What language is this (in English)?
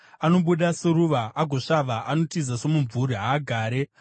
Shona